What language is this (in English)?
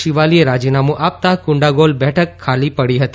Gujarati